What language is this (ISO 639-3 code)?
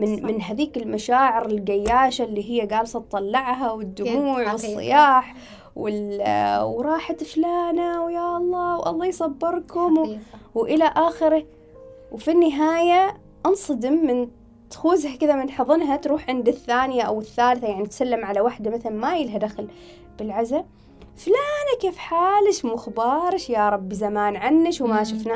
ara